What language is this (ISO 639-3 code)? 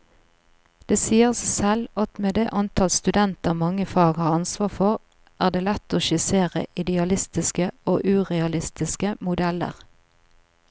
nor